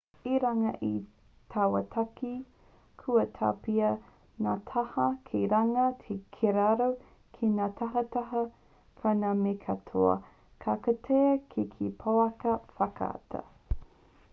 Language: Māori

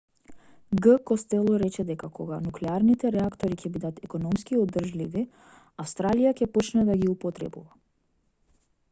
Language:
Macedonian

